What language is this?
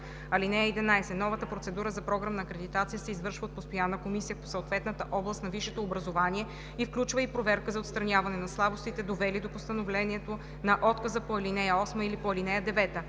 Bulgarian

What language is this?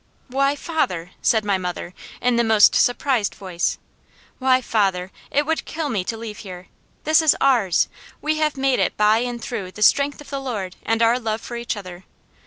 English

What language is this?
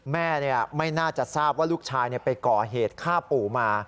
Thai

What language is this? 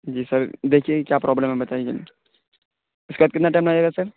Urdu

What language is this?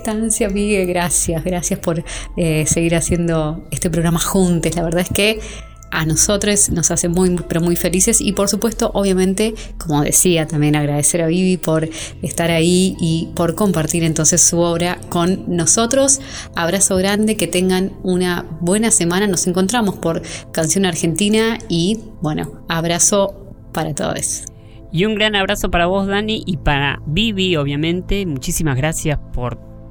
Spanish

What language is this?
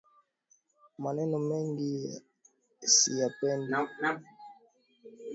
Swahili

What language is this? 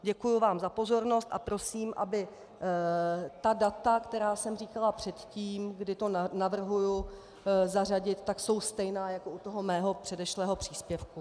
Czech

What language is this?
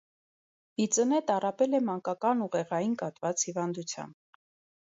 Armenian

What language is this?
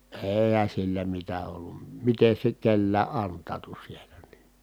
Finnish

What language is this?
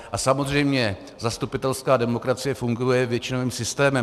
Czech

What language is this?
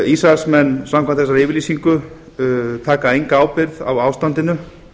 Icelandic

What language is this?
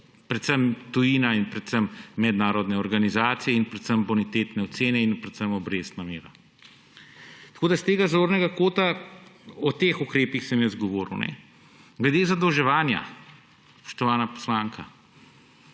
Slovenian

